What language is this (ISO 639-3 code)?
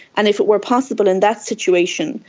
eng